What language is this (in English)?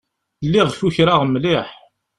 Kabyle